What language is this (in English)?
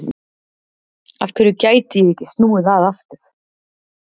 Icelandic